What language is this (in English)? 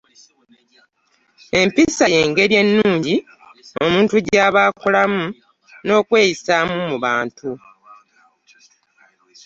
Ganda